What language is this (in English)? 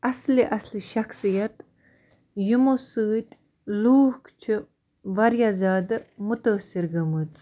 Kashmiri